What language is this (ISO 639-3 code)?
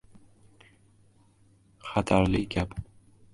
uzb